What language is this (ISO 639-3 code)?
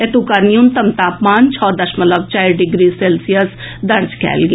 mai